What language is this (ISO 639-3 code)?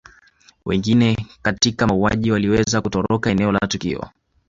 swa